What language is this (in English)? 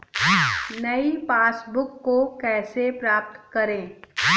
Hindi